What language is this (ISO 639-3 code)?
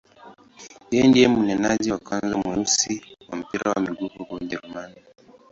swa